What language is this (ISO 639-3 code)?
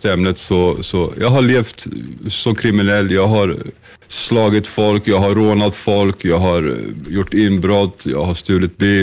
swe